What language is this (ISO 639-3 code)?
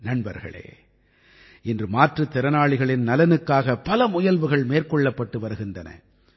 tam